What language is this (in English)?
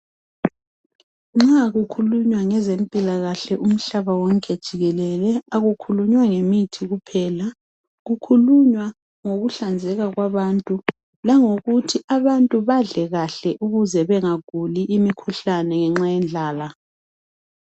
North Ndebele